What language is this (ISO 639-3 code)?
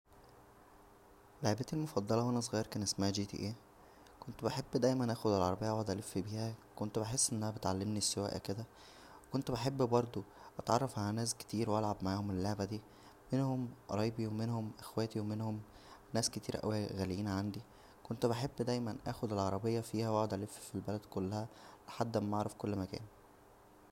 arz